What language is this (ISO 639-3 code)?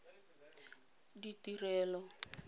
tsn